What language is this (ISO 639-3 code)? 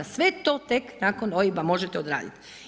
hrv